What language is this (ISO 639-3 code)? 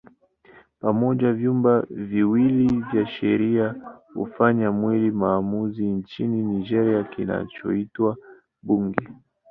swa